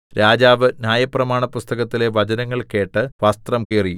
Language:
Malayalam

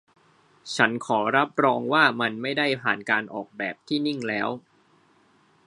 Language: Thai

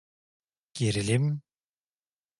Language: Turkish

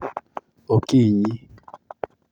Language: Luo (Kenya and Tanzania)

